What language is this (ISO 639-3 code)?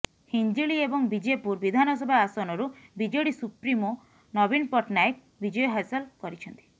ori